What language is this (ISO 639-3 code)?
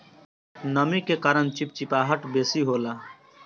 bho